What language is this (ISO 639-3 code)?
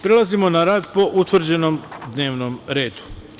srp